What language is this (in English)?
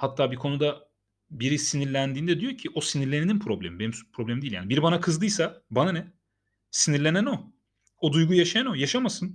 Turkish